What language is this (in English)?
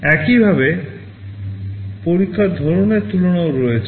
Bangla